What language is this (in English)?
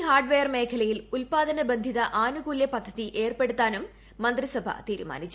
Malayalam